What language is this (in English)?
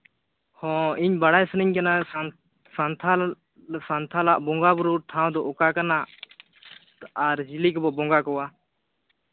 Santali